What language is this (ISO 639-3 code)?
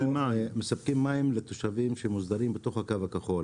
heb